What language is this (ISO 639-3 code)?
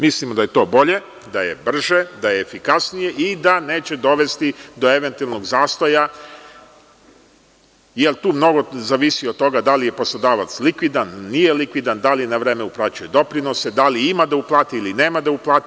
srp